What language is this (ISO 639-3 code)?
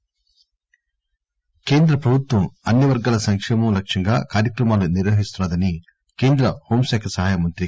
tel